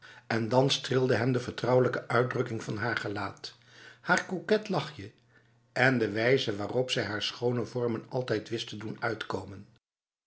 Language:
Dutch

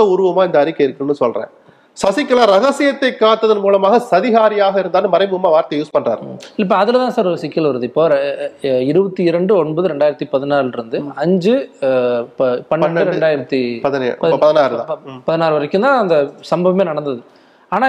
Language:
Tamil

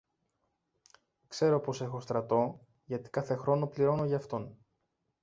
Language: Greek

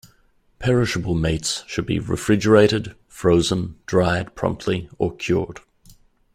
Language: English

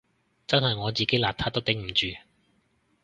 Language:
Cantonese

